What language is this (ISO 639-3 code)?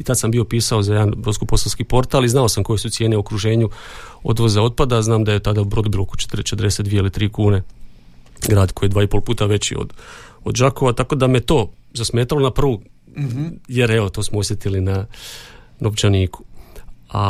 hrv